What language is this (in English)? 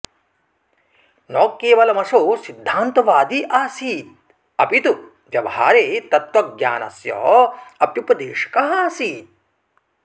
Sanskrit